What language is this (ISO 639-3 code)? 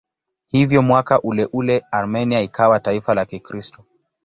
swa